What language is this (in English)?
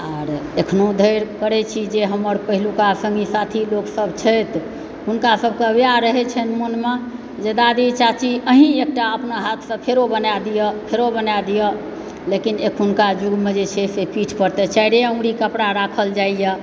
Maithili